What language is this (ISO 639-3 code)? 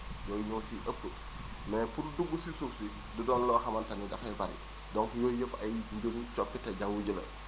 wol